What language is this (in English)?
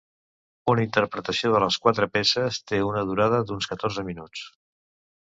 Catalan